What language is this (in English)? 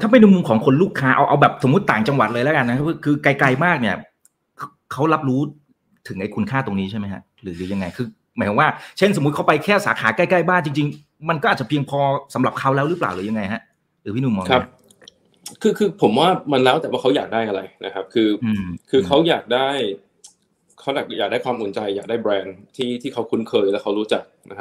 Thai